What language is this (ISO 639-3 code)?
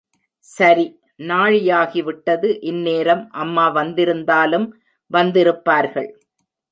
tam